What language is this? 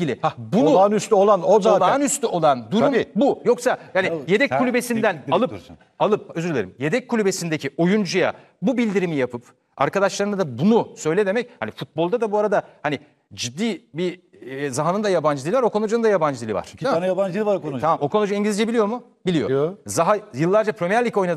Turkish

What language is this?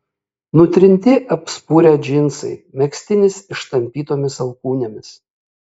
Lithuanian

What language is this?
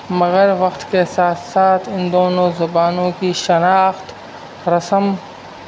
Urdu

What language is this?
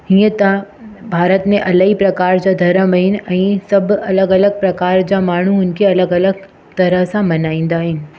Sindhi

